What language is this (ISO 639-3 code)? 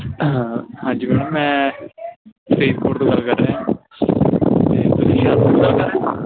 pan